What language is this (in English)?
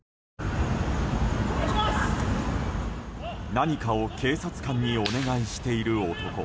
Japanese